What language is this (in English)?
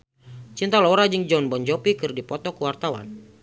Sundanese